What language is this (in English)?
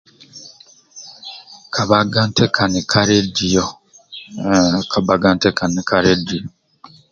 Amba (Uganda)